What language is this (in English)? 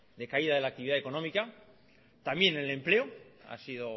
Spanish